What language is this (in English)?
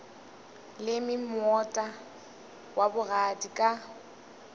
Northern Sotho